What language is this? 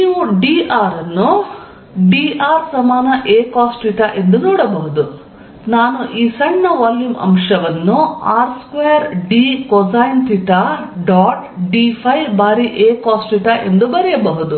Kannada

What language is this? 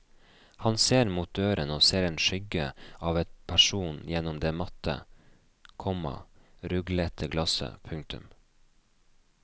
Norwegian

